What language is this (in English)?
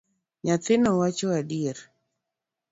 Luo (Kenya and Tanzania)